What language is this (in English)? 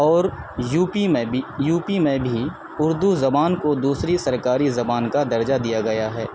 Urdu